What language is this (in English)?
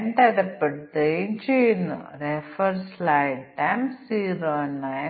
Malayalam